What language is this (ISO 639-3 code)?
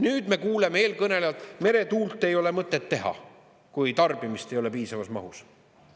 est